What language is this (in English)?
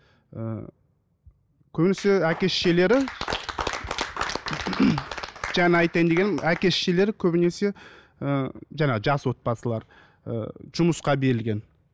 Kazakh